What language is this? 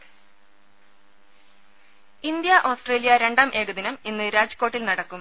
Malayalam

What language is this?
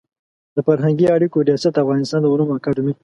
Pashto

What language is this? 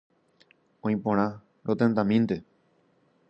Guarani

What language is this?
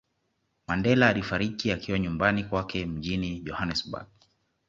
Swahili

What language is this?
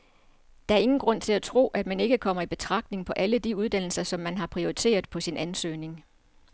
Danish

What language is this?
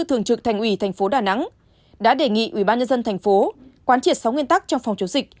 Vietnamese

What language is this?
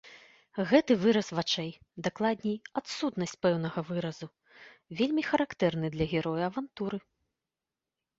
Belarusian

